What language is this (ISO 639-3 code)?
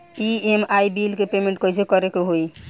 bho